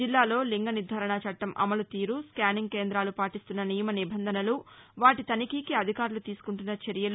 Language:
Telugu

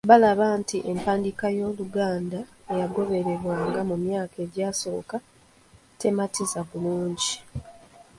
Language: Ganda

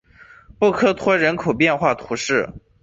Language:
Chinese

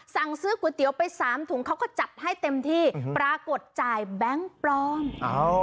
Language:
Thai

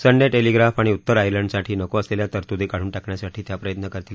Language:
Marathi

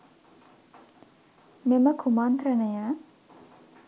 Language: Sinhala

